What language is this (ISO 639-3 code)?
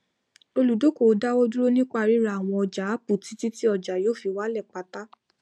yor